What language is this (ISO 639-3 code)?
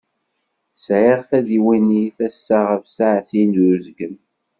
kab